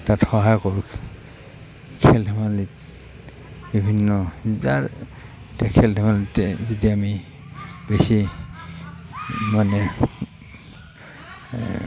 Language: Assamese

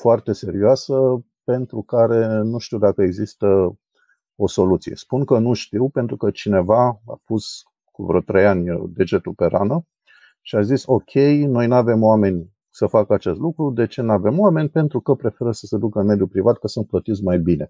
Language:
Romanian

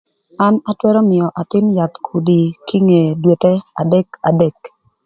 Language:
Thur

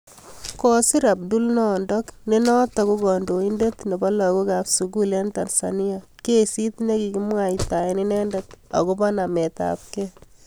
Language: Kalenjin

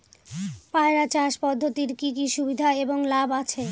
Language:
Bangla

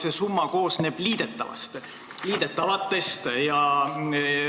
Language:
Estonian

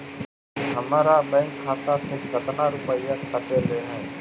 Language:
Magahi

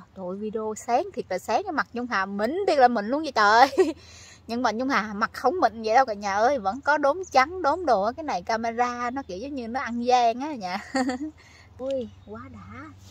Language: Vietnamese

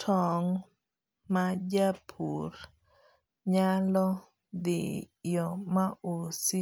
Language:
Luo (Kenya and Tanzania)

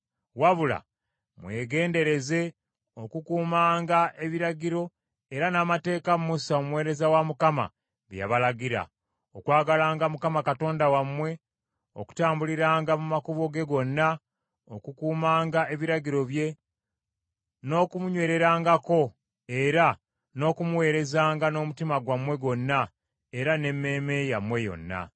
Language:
Ganda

